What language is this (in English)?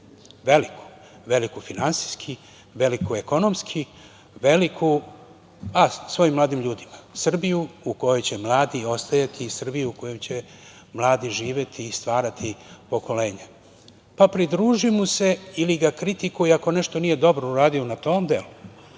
Serbian